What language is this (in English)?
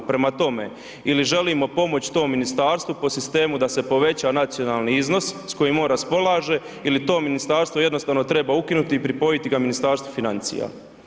Croatian